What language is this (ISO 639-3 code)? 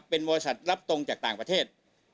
tha